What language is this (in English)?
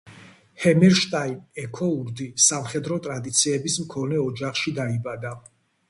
Georgian